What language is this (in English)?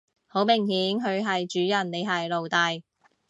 Cantonese